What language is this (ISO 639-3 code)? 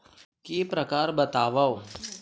hne